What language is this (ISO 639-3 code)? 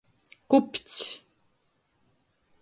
ltg